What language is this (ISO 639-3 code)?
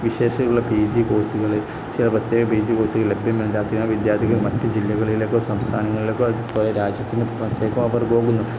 mal